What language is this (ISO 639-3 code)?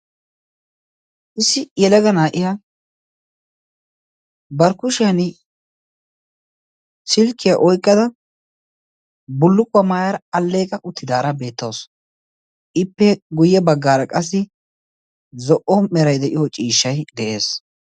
wal